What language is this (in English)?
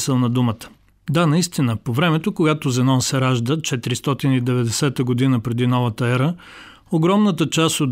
Bulgarian